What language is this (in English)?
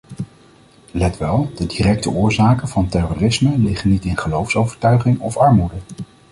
Dutch